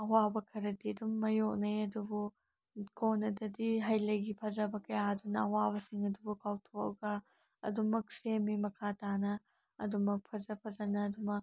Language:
Manipuri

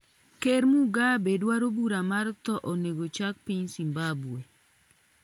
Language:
Luo (Kenya and Tanzania)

